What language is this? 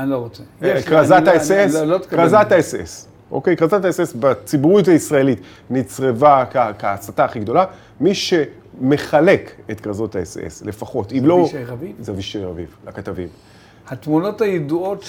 Hebrew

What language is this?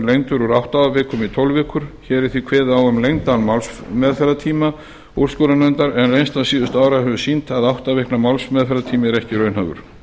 Icelandic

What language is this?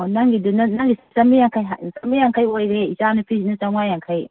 Manipuri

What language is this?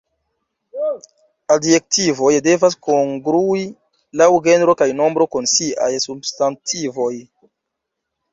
Esperanto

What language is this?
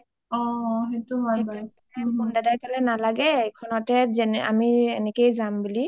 Assamese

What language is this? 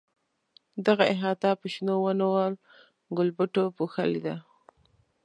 Pashto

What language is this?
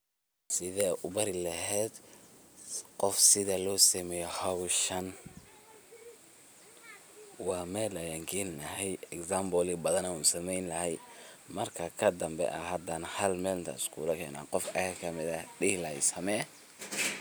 Somali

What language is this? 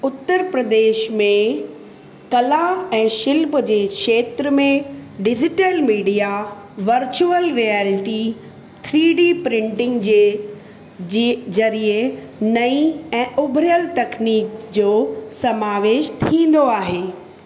Sindhi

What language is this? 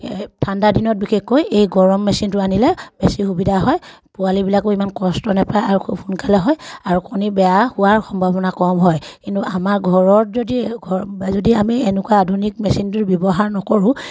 Assamese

